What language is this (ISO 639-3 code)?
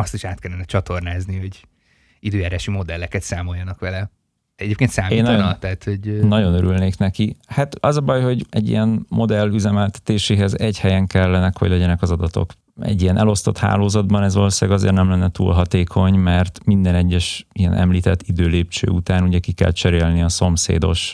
hun